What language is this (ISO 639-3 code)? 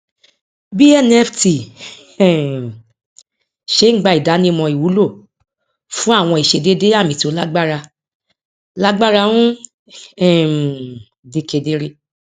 yor